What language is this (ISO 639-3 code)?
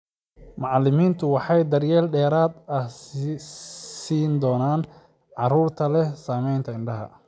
som